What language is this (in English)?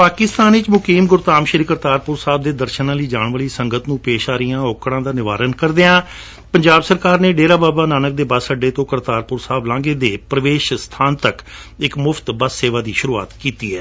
Punjabi